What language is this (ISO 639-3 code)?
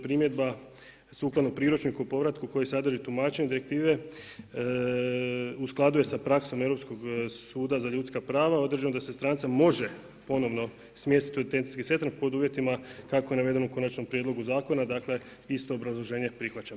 hrv